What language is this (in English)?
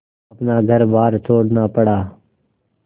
Hindi